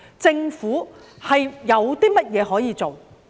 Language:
Cantonese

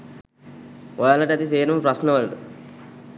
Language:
Sinhala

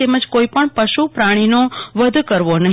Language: Gujarati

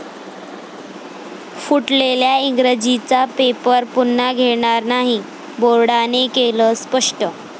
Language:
Marathi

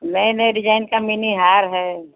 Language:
Hindi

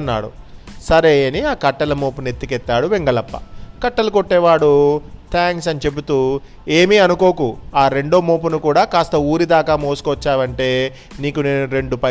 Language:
Telugu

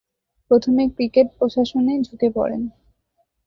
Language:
Bangla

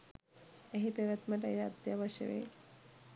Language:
Sinhala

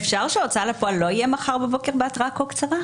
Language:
Hebrew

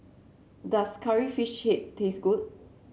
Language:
English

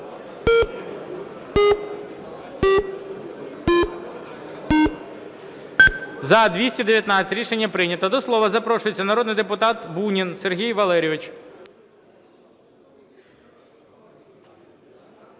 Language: Ukrainian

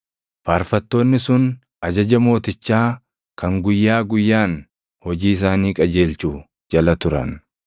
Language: Oromo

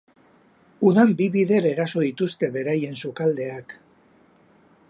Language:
Basque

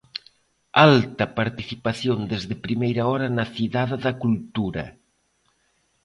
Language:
Galician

